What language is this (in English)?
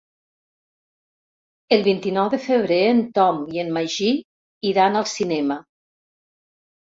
Catalan